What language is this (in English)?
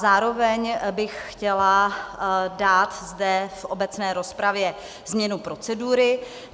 Czech